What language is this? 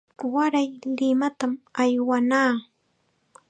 Chiquián Ancash Quechua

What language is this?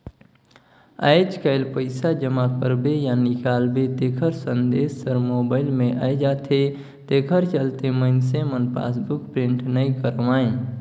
Chhattisgarhi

